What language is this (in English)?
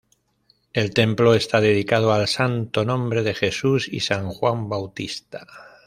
Spanish